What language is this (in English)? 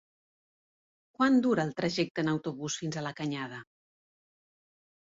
Catalan